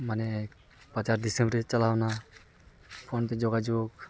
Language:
Santali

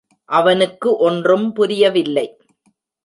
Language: Tamil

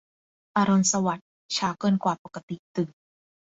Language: Thai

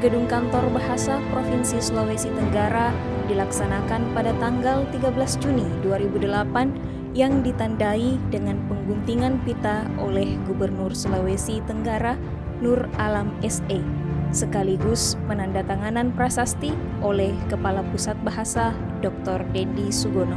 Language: Indonesian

